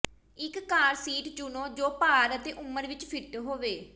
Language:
Punjabi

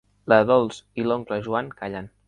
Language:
Catalan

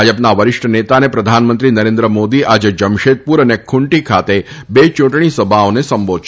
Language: Gujarati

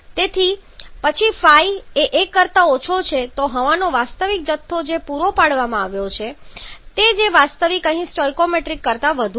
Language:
Gujarati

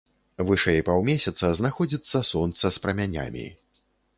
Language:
Belarusian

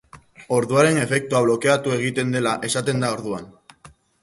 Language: Basque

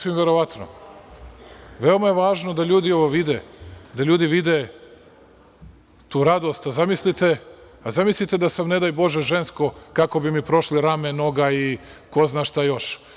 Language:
Serbian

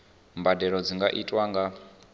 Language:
Venda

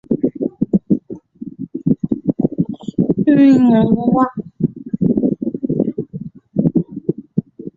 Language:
Chinese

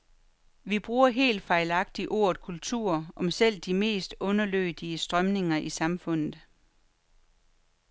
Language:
Danish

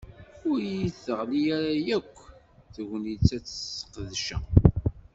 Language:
Kabyle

